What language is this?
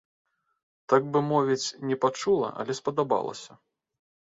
Belarusian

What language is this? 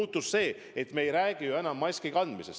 Estonian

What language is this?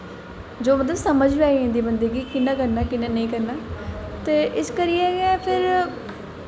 Dogri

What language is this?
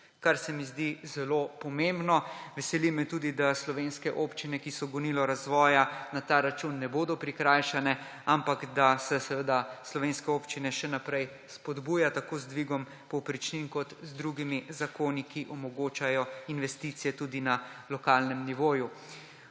Slovenian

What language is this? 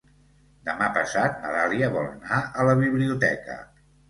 Catalan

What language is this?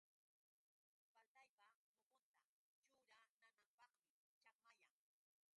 Yauyos Quechua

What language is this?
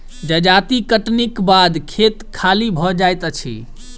Maithili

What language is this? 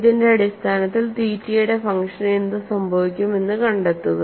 Malayalam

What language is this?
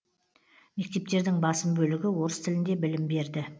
Kazakh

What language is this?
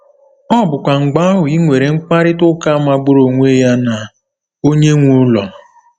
Igbo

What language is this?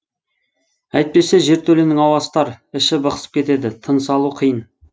Kazakh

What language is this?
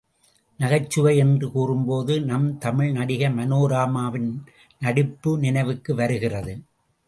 Tamil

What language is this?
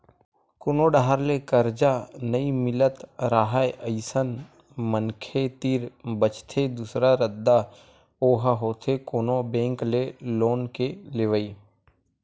Chhattisgarhi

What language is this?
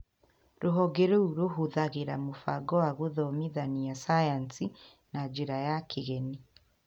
Kikuyu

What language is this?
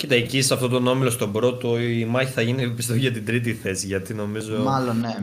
Greek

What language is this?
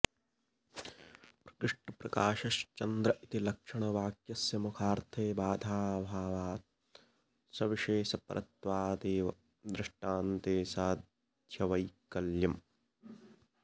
Sanskrit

